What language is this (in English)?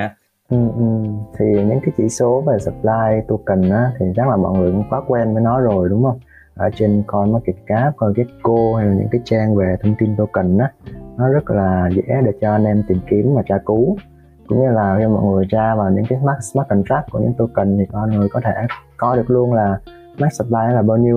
Vietnamese